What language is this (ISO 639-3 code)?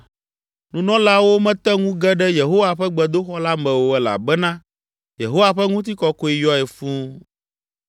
ewe